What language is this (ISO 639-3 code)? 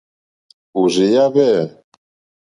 bri